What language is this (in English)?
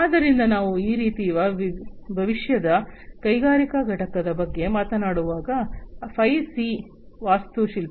Kannada